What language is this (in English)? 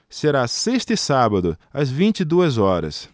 Portuguese